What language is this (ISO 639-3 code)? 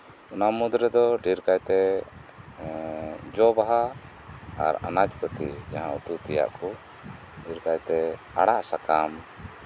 sat